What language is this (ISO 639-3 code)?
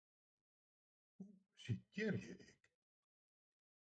fry